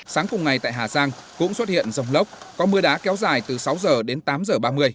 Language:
Vietnamese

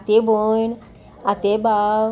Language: Konkani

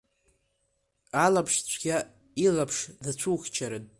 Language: Abkhazian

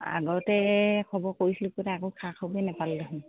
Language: Assamese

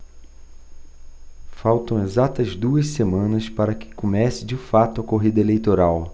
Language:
Portuguese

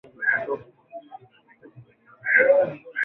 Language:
Swahili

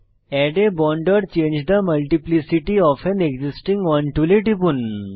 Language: Bangla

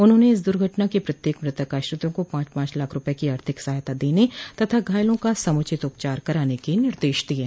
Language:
Hindi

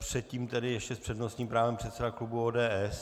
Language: Czech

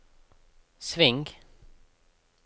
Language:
Norwegian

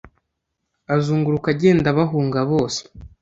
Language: Kinyarwanda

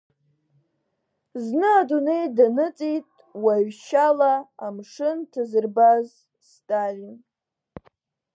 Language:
Abkhazian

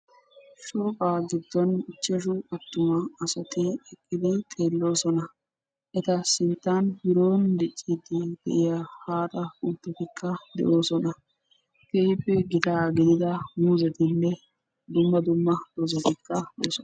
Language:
Wolaytta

